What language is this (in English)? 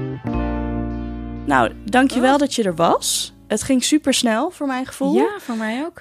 Dutch